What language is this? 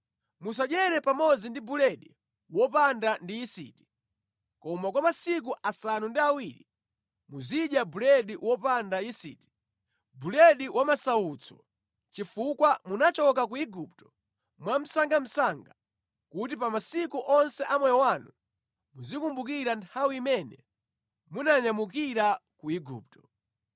Nyanja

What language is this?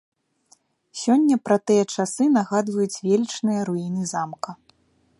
Belarusian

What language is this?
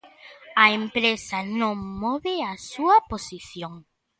Galician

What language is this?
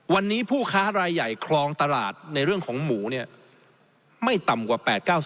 Thai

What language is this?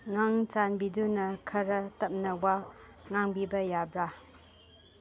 Manipuri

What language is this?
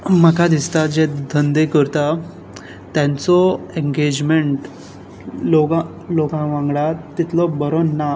Konkani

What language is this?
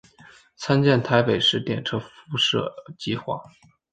Chinese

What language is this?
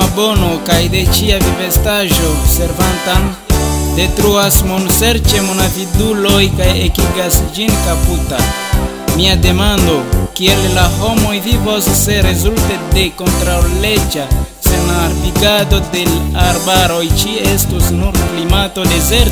Romanian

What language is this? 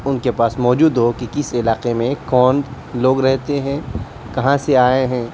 Urdu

